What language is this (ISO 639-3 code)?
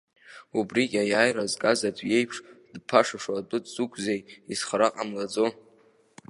abk